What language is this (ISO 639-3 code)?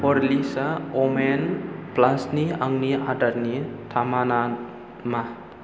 brx